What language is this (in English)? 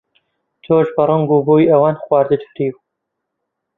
Central Kurdish